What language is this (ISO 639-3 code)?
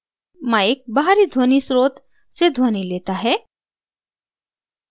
hin